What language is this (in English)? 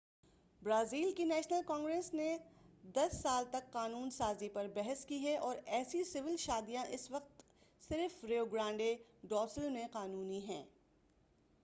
Urdu